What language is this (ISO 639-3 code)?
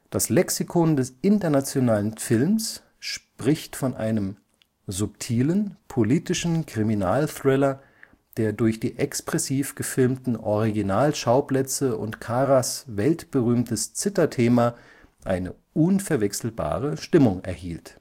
deu